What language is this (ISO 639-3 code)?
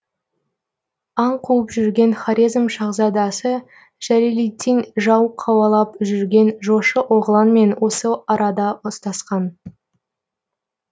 kaz